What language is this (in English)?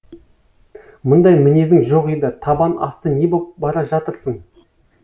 Kazakh